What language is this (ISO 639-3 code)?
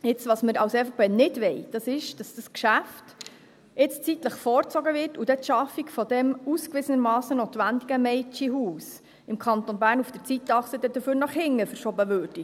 gsw